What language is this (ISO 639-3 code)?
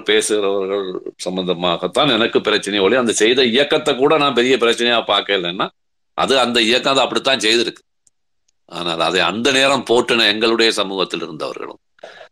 tam